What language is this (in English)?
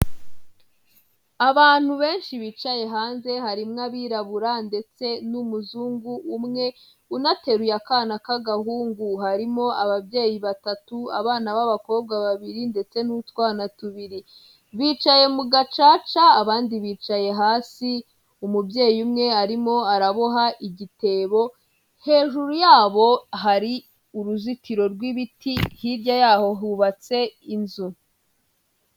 Kinyarwanda